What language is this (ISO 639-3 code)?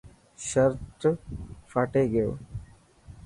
mki